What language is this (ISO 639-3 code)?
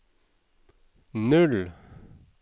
nor